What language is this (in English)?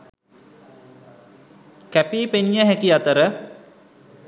Sinhala